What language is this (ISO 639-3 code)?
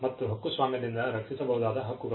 kan